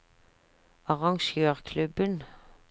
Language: Norwegian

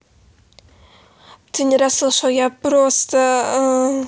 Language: Russian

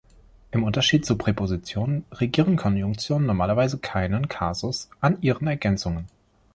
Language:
German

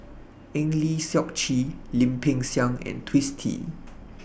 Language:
English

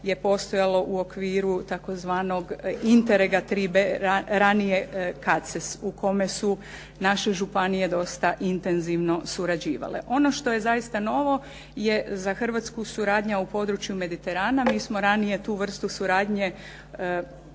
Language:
Croatian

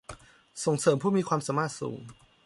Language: Thai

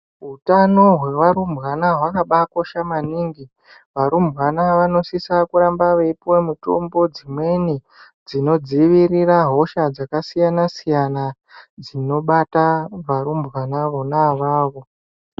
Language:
Ndau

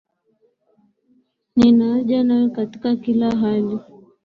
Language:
Swahili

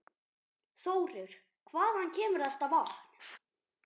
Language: Icelandic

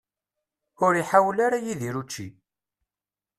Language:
Kabyle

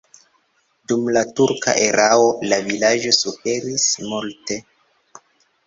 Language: Esperanto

